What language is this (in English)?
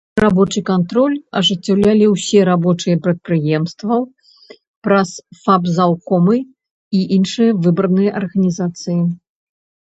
Belarusian